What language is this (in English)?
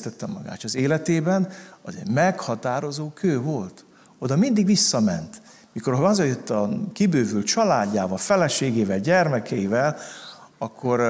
Hungarian